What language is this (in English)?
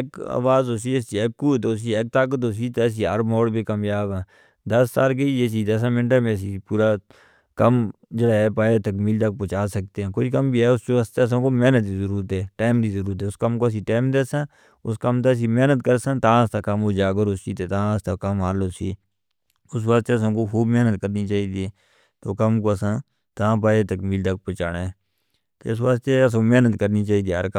Northern Hindko